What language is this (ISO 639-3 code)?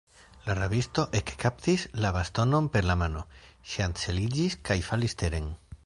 epo